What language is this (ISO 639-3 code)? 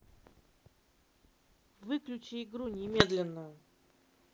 rus